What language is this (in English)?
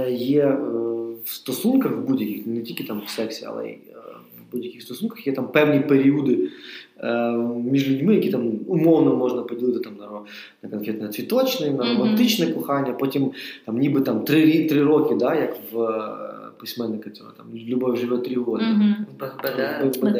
Ukrainian